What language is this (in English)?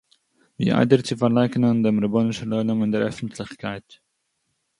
Yiddish